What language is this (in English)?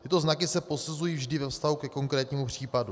Czech